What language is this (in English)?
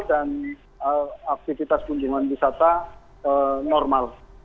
Indonesian